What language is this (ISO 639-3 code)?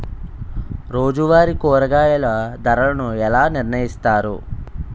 tel